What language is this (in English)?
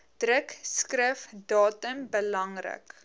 Afrikaans